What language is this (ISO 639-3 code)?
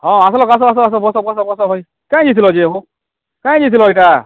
ori